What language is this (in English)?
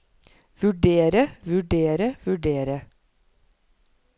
Norwegian